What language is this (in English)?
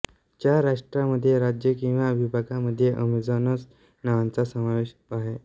Marathi